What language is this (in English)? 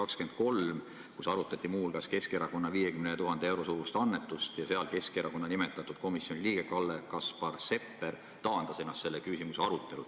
Estonian